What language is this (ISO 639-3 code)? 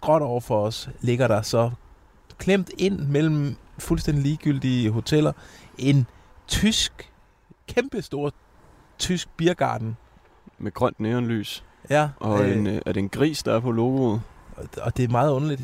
dan